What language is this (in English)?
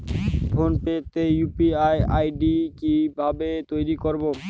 Bangla